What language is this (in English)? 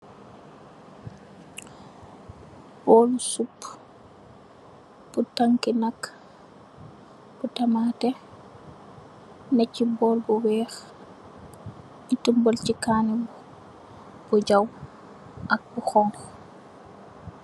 Wolof